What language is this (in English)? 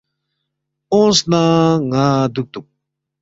Balti